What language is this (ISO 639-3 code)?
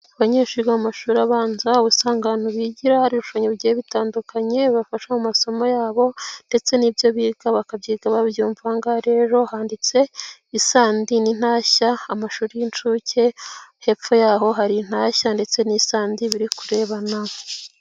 kin